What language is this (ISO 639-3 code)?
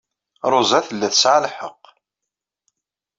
kab